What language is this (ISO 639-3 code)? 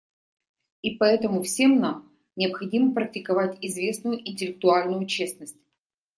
rus